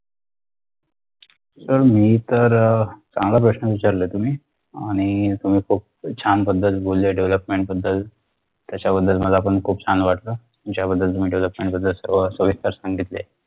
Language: Marathi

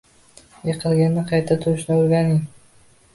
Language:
Uzbek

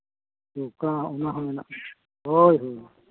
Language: Santali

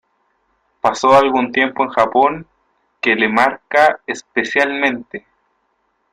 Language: Spanish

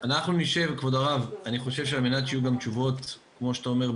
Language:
Hebrew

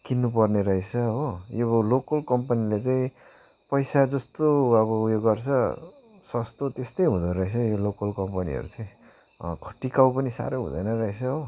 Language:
Nepali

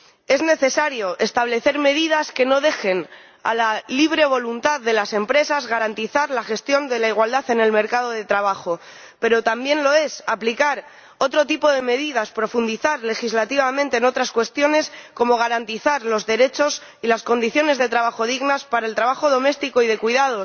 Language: Spanish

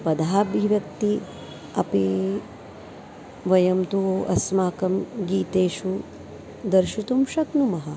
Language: Sanskrit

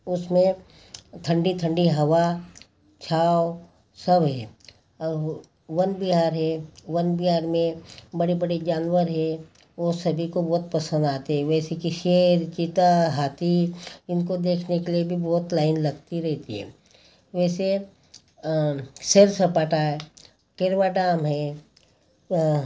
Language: Hindi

